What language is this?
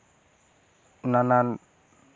Santali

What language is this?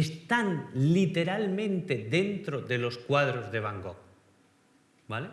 Spanish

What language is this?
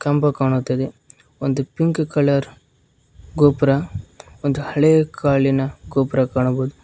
Kannada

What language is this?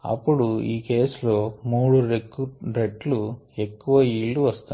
Telugu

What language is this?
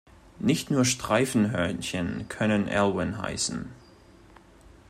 German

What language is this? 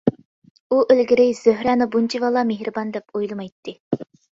Uyghur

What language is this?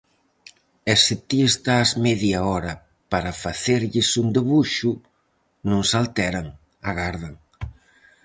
Galician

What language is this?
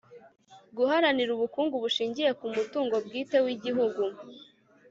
Kinyarwanda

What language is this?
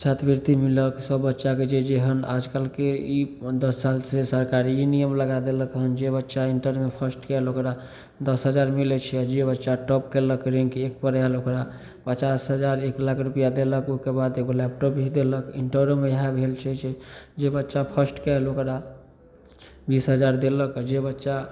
Maithili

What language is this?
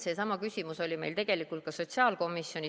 Estonian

